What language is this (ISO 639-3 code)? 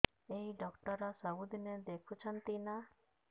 ori